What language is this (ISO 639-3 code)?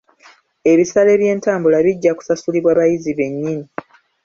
lug